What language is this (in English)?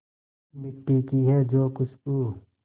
Hindi